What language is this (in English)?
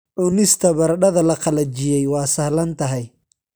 Somali